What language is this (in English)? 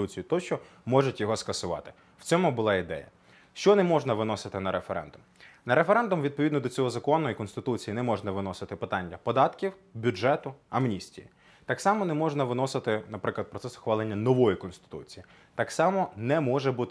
Ukrainian